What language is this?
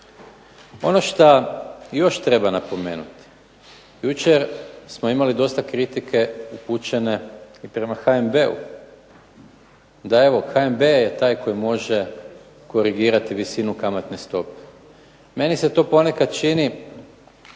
Croatian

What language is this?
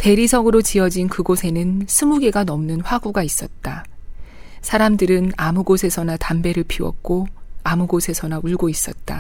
Korean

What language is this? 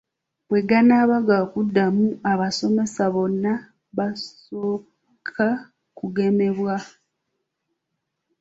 Ganda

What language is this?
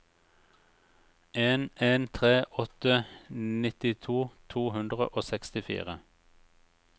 Norwegian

